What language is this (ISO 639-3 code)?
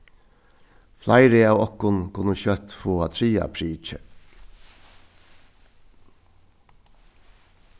fao